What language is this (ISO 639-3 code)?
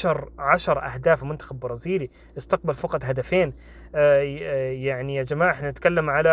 ara